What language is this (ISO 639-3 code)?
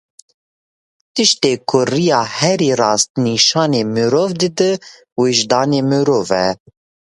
kur